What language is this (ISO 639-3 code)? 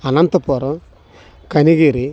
tel